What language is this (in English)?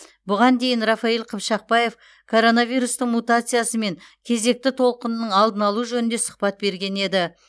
Kazakh